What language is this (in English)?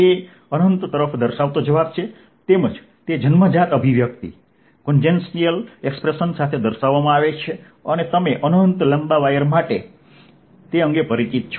Gujarati